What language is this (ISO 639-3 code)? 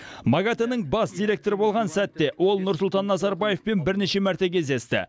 kaz